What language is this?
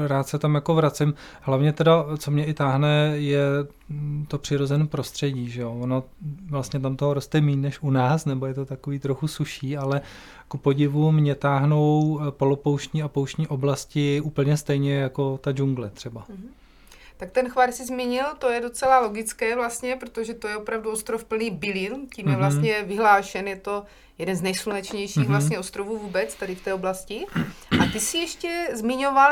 Czech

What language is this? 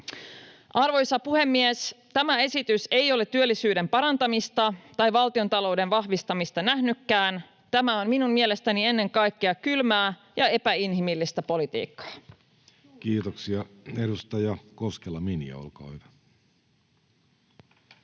Finnish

